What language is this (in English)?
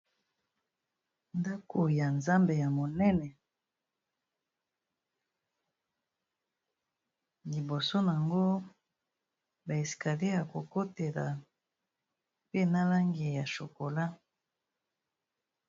Lingala